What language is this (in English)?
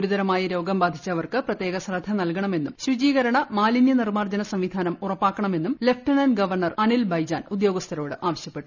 Malayalam